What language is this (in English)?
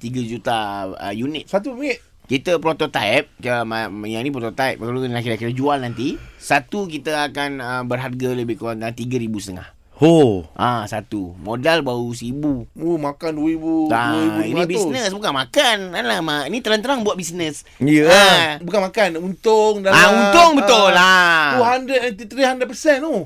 Malay